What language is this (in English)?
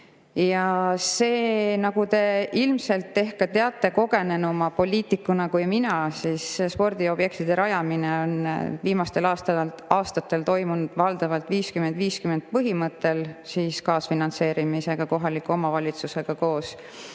Estonian